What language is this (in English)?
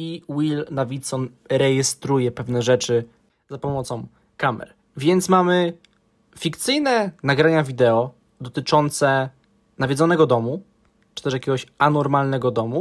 Polish